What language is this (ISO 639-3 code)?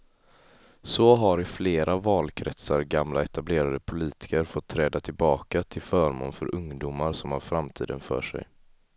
swe